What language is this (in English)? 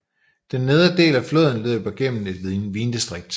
Danish